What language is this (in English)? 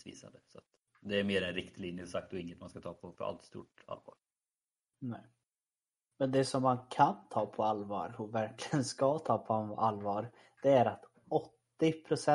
Swedish